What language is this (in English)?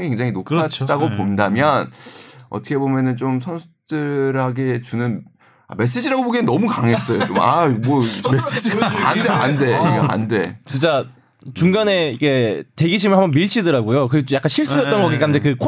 Korean